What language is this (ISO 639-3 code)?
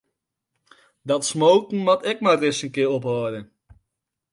fry